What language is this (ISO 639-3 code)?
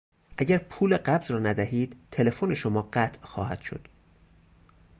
fas